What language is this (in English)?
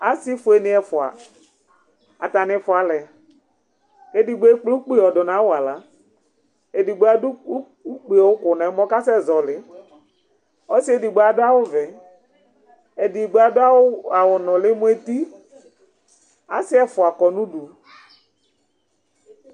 Ikposo